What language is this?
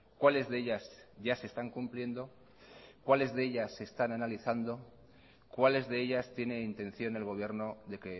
Spanish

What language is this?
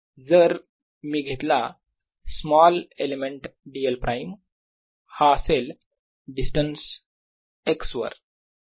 Marathi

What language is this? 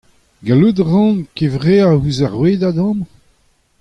Breton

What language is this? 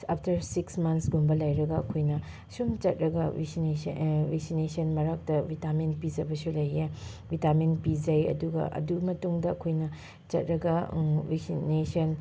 Manipuri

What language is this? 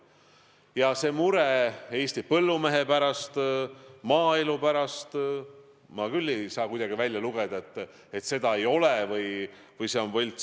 Estonian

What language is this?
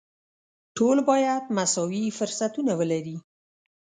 Pashto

